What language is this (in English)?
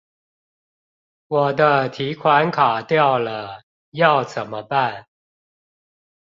Chinese